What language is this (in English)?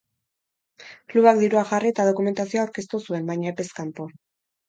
Basque